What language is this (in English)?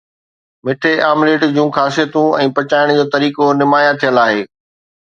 Sindhi